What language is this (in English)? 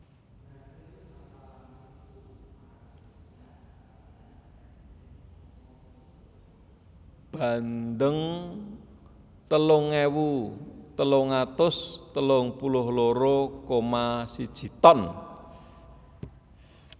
Javanese